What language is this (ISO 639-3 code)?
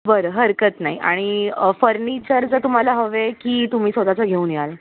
mar